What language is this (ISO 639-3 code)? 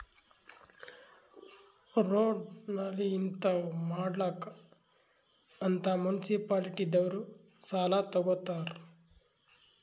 kan